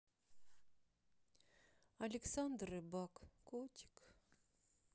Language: Russian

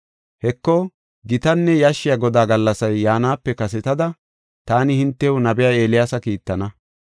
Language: Gofa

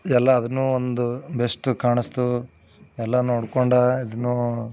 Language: Kannada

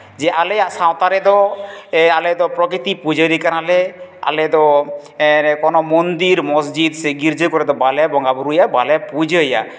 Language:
Santali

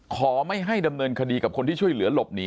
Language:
Thai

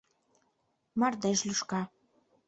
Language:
Mari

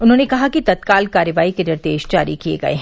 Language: Hindi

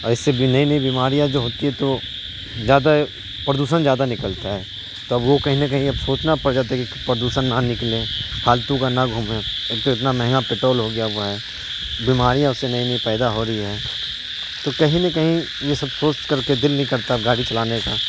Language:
Urdu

